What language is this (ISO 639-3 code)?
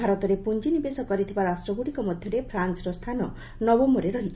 ori